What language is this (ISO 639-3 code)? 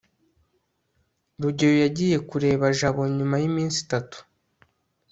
kin